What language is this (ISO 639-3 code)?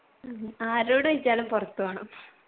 mal